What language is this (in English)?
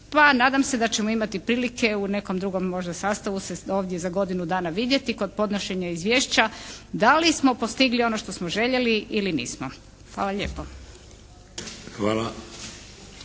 Croatian